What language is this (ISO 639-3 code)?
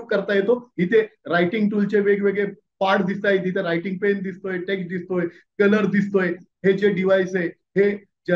hin